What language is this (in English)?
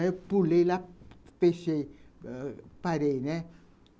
Portuguese